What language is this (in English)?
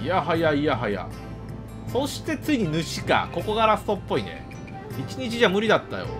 Japanese